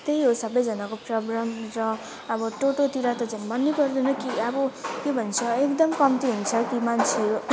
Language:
Nepali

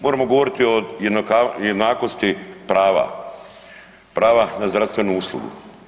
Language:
Croatian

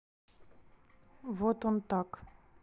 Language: Russian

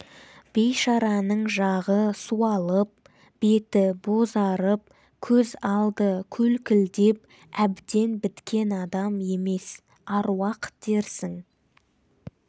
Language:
Kazakh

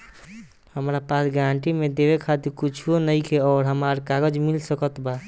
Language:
Bhojpuri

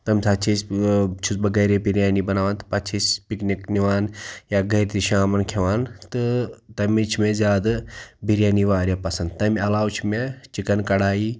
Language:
Kashmiri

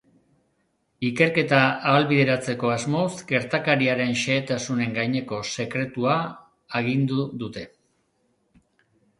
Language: Basque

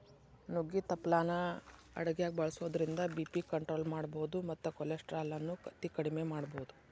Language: Kannada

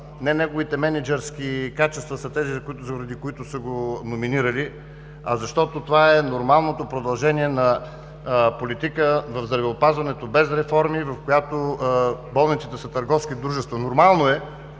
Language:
Bulgarian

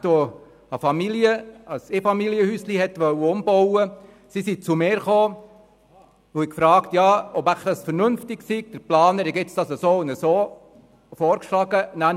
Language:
Swiss German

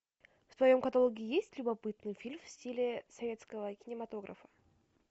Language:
Russian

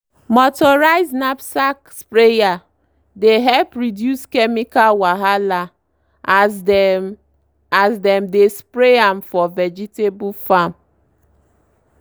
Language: Nigerian Pidgin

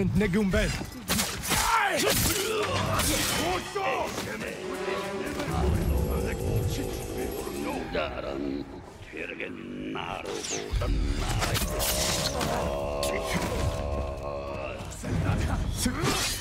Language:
Japanese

